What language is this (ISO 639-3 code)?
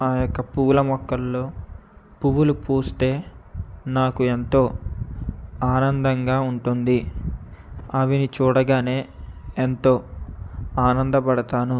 tel